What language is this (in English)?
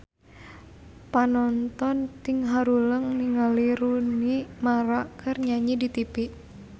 Sundanese